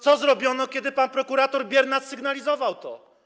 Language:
Polish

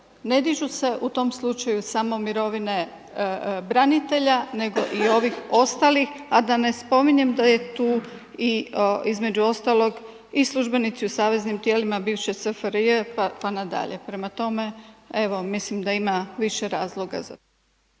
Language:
Croatian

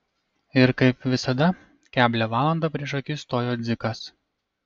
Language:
Lithuanian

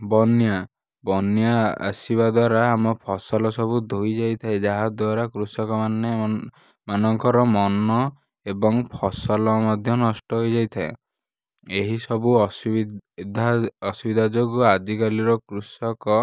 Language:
Odia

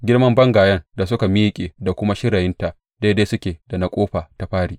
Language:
Hausa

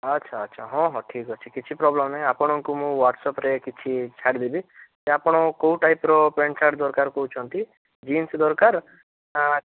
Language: Odia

